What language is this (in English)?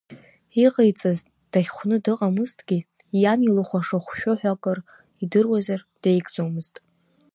Abkhazian